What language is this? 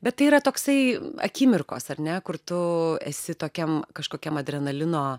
Lithuanian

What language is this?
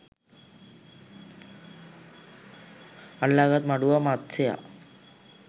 Sinhala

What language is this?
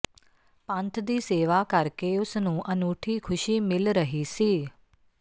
Punjabi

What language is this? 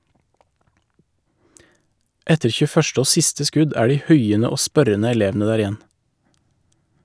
Norwegian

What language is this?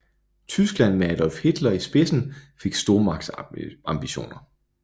Danish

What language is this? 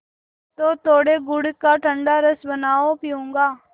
Hindi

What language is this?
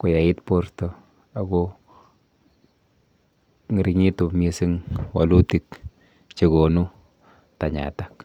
Kalenjin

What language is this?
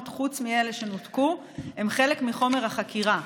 Hebrew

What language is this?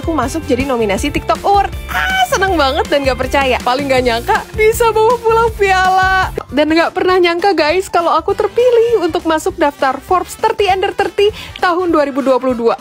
Indonesian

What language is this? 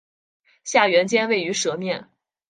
Chinese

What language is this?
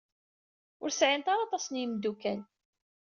Kabyle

